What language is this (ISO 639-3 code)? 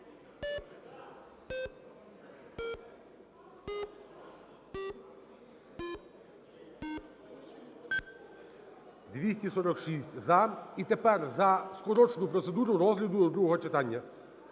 ukr